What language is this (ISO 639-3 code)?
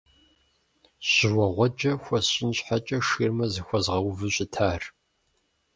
kbd